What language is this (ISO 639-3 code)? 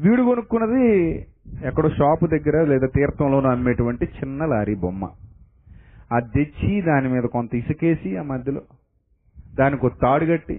tel